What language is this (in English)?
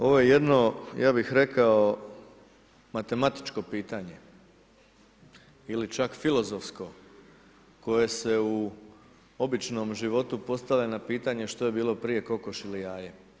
Croatian